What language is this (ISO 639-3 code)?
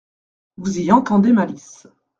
fra